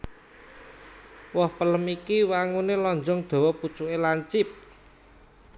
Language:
Javanese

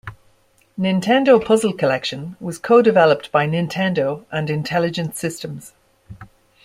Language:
English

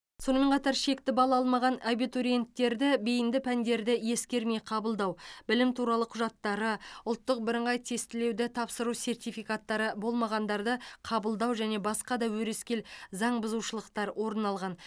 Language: Kazakh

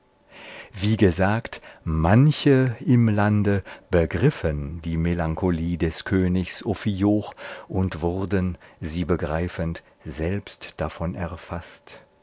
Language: German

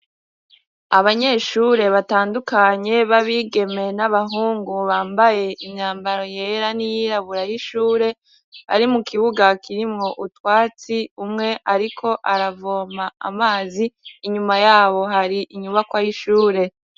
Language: Rundi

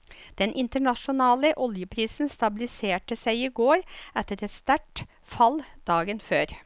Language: Norwegian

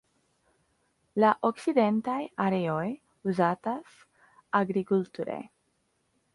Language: Esperanto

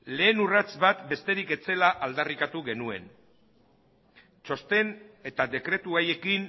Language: Basque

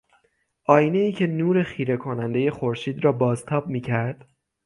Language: Persian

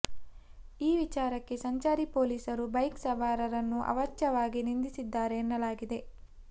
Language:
Kannada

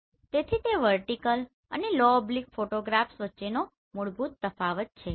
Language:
Gujarati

